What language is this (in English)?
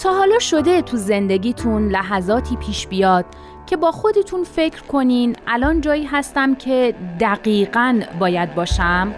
Persian